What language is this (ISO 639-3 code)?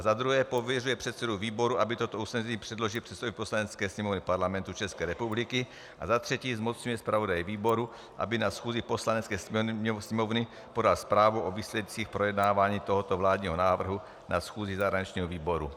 ces